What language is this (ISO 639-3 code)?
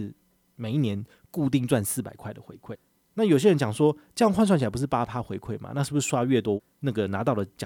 zho